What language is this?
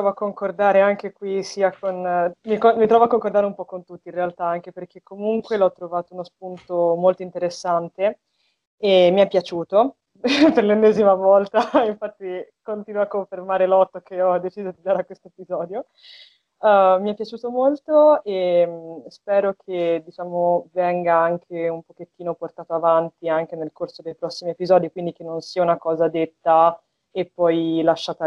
Italian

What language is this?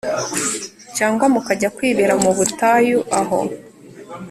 Kinyarwanda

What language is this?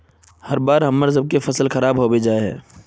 Magahi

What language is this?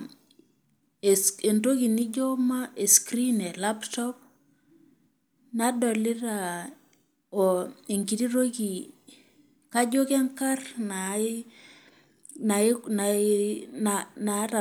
Masai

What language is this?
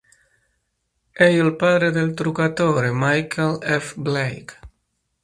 Italian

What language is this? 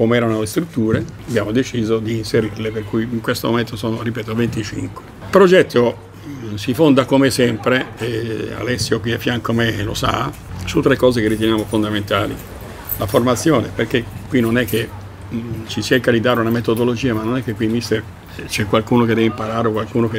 Italian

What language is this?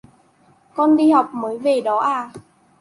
Vietnamese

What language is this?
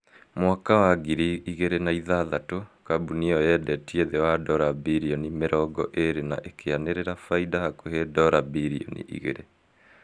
Kikuyu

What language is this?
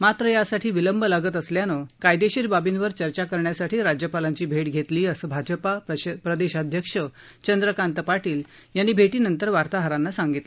Marathi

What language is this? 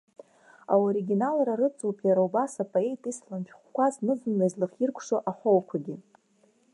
Abkhazian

